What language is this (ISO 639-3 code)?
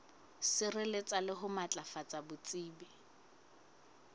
sot